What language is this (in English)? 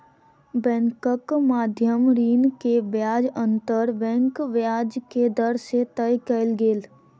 Maithili